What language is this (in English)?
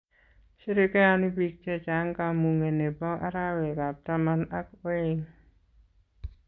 Kalenjin